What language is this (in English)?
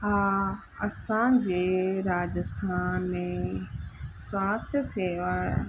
Sindhi